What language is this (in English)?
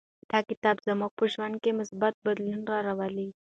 Pashto